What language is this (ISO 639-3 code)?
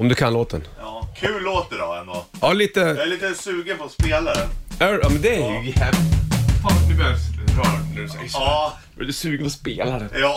swe